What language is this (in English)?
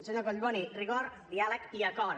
Catalan